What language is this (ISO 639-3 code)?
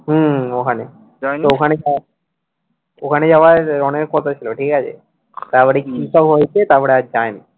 ben